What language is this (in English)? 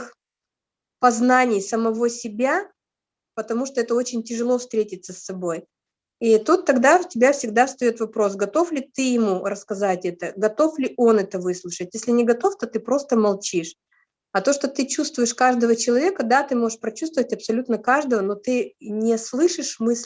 Russian